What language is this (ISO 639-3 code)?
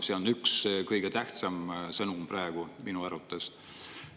est